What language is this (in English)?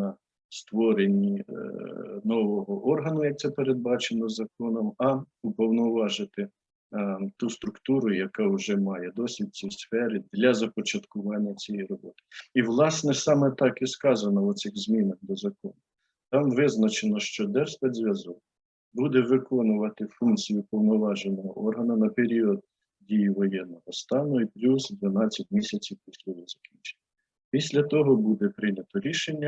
Ukrainian